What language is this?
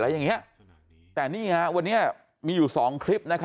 Thai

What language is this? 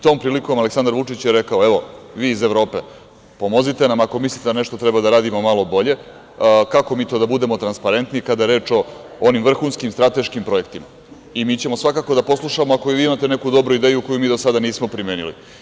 Serbian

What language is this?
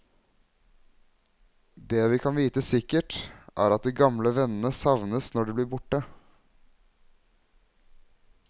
Norwegian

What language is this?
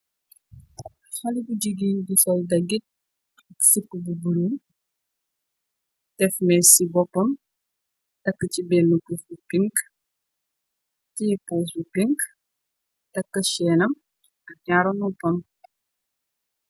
Wolof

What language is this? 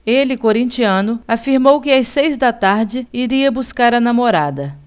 Portuguese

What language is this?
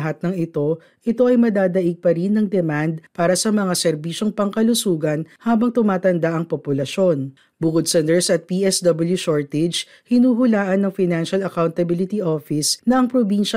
Filipino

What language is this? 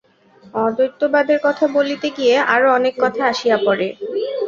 Bangla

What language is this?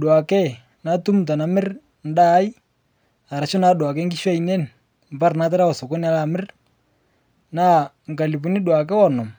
Masai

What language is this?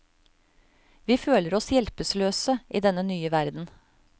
Norwegian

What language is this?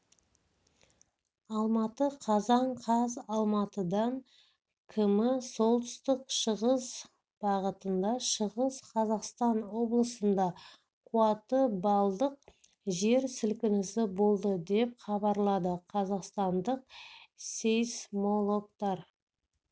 Kazakh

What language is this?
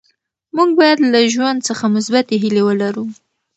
Pashto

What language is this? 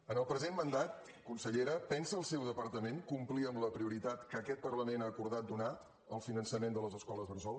Catalan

